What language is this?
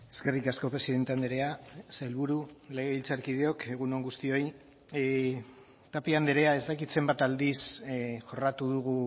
Basque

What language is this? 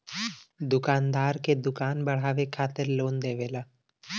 Bhojpuri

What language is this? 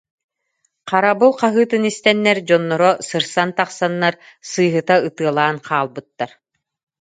Yakut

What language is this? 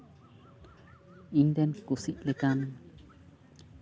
Santali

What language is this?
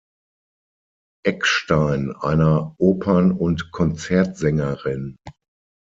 German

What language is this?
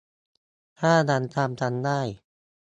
Thai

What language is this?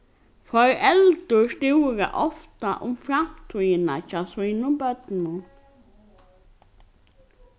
Faroese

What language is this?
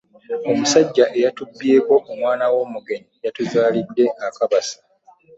Ganda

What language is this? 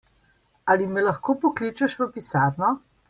Slovenian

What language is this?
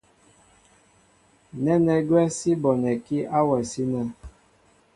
Mbo (Cameroon)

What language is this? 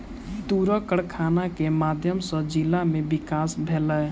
Maithili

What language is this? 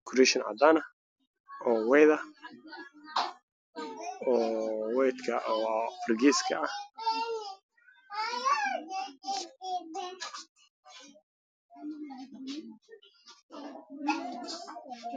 Somali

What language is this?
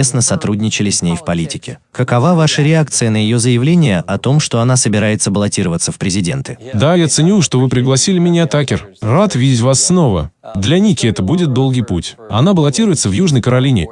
Russian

